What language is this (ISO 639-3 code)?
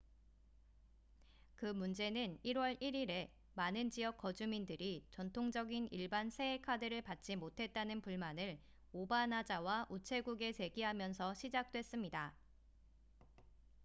kor